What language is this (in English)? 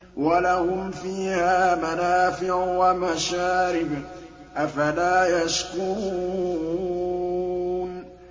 Arabic